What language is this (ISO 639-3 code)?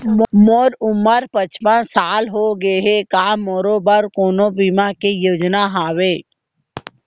hne